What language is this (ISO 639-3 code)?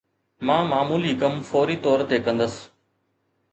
snd